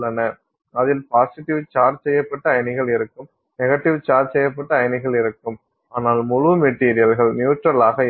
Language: Tamil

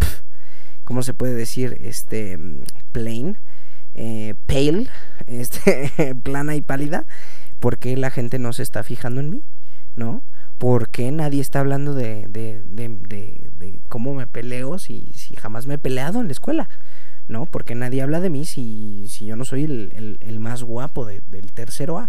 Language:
Spanish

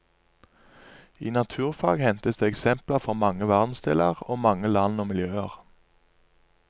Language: Norwegian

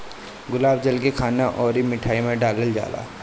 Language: Bhojpuri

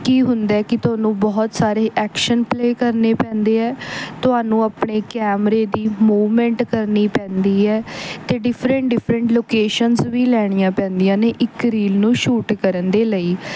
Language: Punjabi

